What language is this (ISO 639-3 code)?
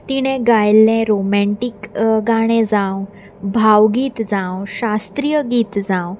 kok